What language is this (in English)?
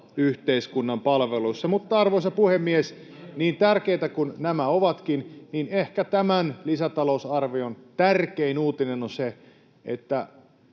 Finnish